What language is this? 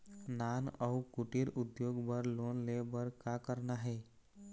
Chhattisgarhi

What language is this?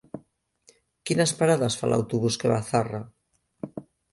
Catalan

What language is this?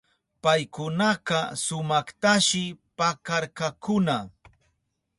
Southern Pastaza Quechua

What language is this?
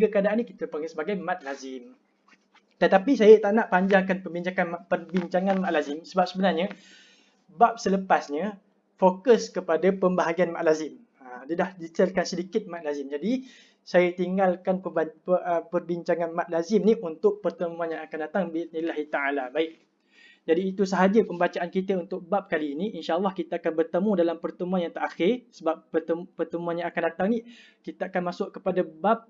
Malay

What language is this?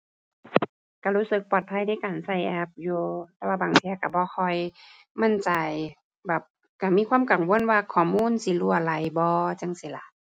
Thai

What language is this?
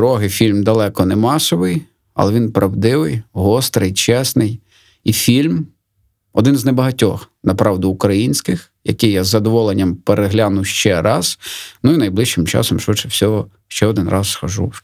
Ukrainian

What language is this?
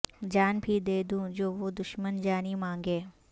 Urdu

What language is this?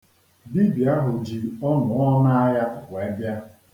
Igbo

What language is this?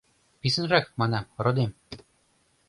Mari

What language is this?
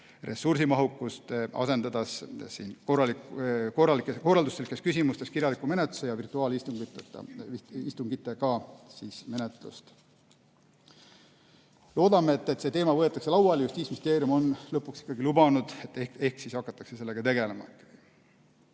Estonian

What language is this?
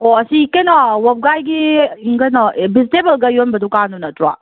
Manipuri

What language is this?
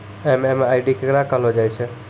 Maithili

